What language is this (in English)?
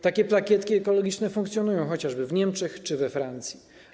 Polish